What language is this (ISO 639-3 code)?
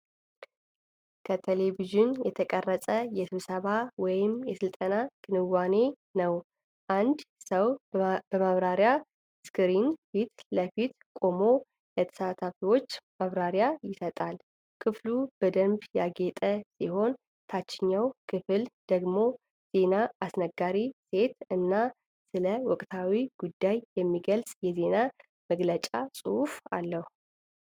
amh